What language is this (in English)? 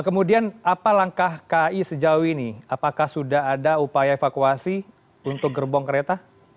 Indonesian